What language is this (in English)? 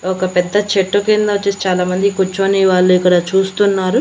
Telugu